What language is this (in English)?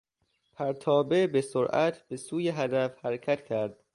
Persian